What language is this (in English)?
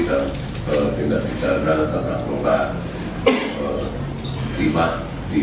Indonesian